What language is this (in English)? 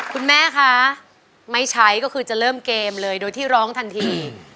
Thai